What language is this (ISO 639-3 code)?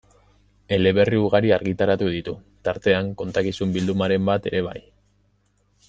eus